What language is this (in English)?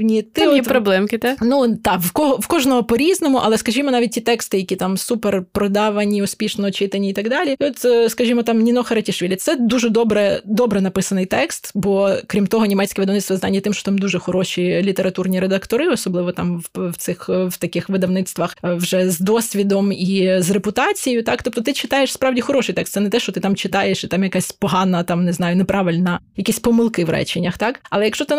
Ukrainian